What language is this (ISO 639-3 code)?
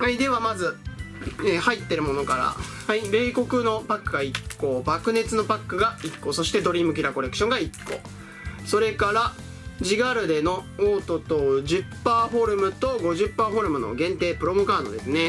jpn